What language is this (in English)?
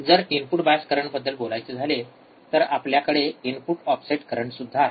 Marathi